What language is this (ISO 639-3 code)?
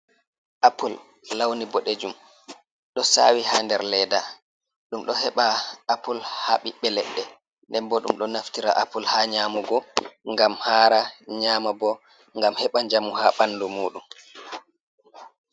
ful